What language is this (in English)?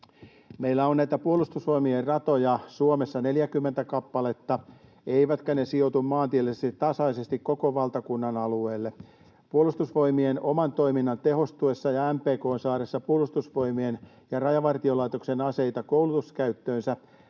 Finnish